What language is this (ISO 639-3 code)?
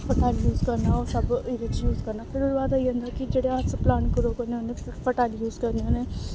doi